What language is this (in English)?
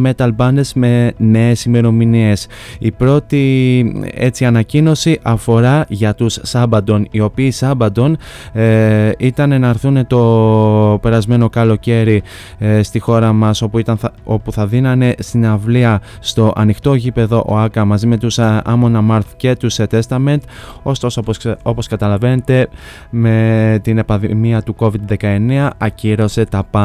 Greek